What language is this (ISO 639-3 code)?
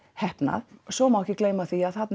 isl